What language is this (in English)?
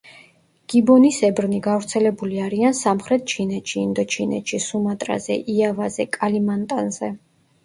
Georgian